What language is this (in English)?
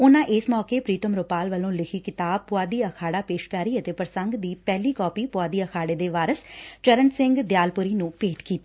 Punjabi